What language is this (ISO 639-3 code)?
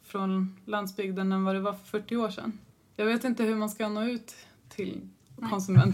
swe